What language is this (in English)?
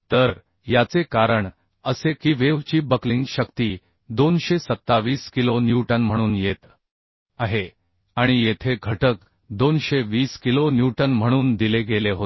Marathi